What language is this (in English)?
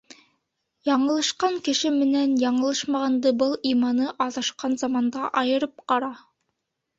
Bashkir